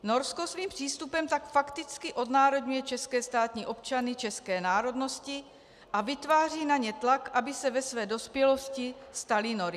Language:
Czech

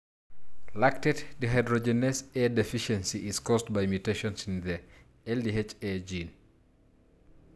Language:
Masai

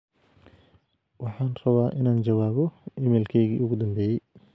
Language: Somali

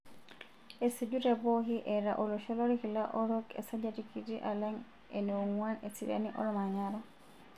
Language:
Masai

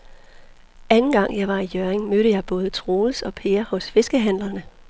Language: Danish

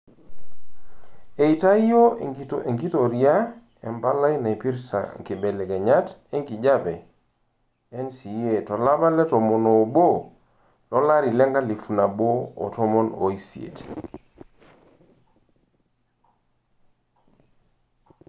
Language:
Masai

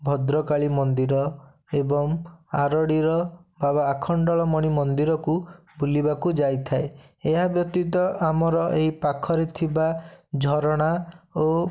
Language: Odia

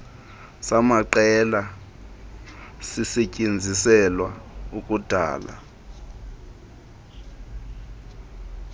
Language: Xhosa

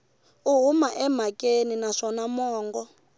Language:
Tsonga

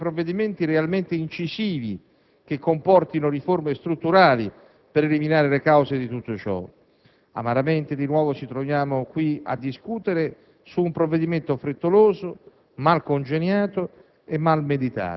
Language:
Italian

